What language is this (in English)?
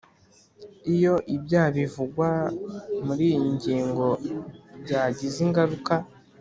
Kinyarwanda